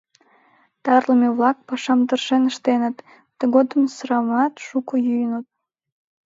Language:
Mari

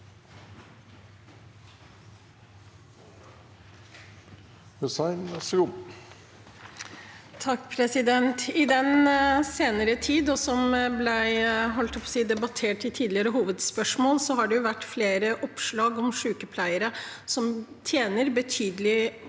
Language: Norwegian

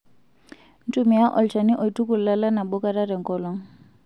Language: Masai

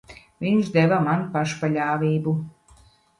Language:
Latvian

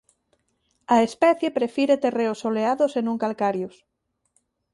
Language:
Galician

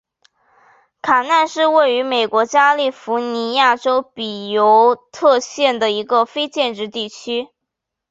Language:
Chinese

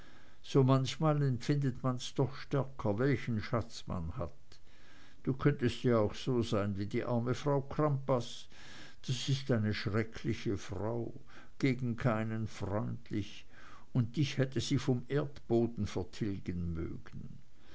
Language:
German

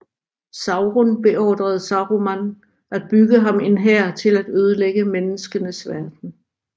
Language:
Danish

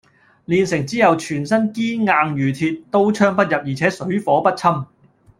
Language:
Cantonese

